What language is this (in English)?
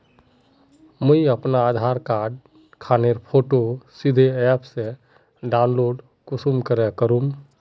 Magahi